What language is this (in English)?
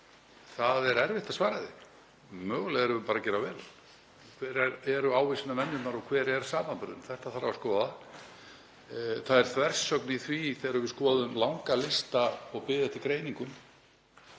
Icelandic